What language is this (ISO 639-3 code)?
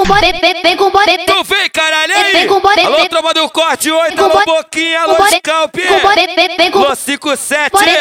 por